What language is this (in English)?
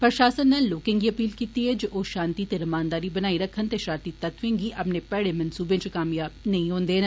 Dogri